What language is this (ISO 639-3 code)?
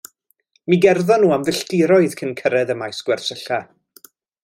cym